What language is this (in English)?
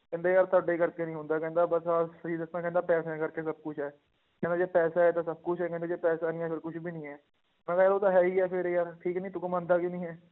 Punjabi